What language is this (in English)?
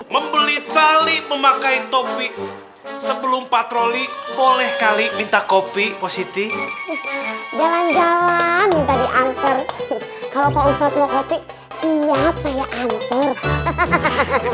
Indonesian